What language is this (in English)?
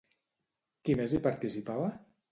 Catalan